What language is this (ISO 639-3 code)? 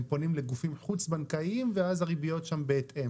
heb